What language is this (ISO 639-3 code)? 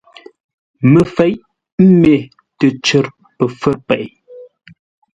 nla